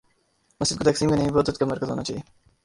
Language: Urdu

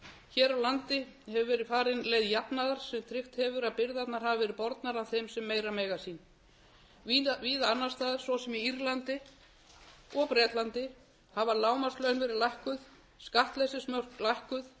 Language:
Icelandic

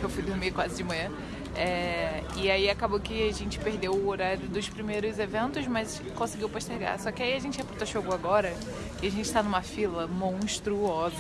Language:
Portuguese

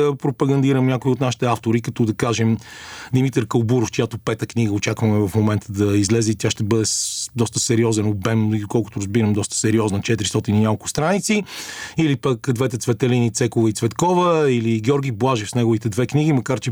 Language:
Bulgarian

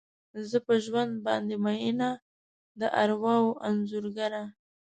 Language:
Pashto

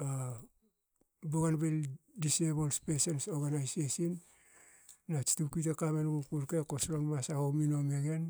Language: Hakö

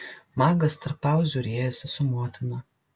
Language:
Lithuanian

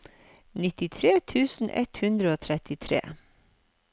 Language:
Norwegian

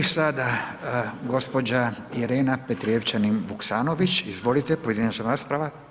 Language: Croatian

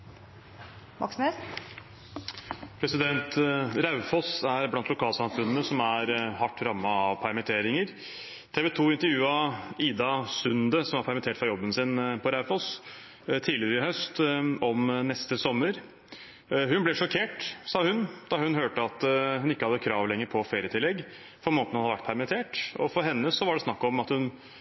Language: Norwegian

